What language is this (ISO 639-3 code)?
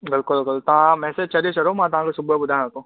snd